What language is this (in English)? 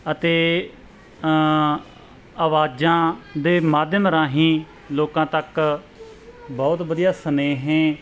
Punjabi